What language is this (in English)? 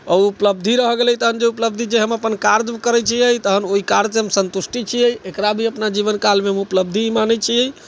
Maithili